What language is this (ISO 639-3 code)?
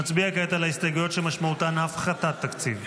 heb